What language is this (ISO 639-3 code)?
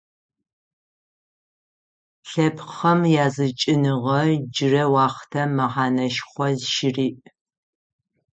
ady